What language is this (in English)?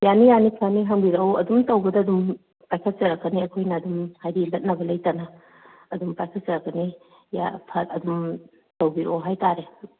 Manipuri